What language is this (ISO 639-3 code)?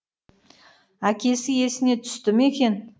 kaz